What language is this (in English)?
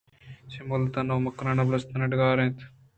Eastern Balochi